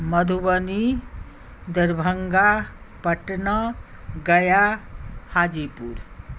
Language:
Maithili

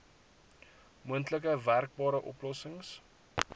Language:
Afrikaans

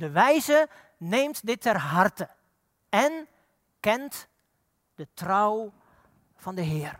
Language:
Dutch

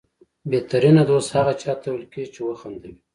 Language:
Pashto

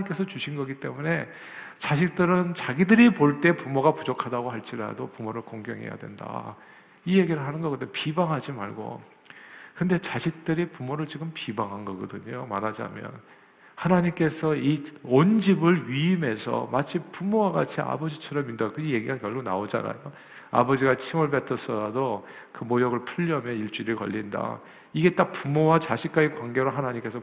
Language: Korean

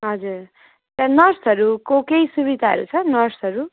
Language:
Nepali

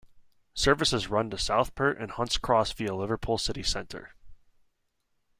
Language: English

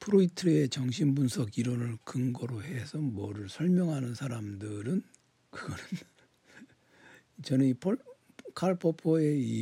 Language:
Korean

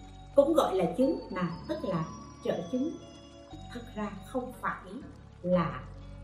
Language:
Vietnamese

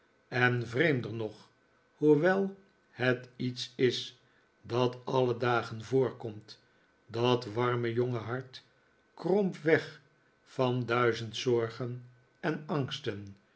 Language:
Dutch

